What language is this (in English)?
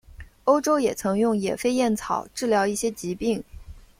Chinese